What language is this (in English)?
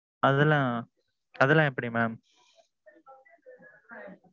Tamil